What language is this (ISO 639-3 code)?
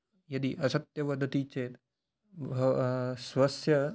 san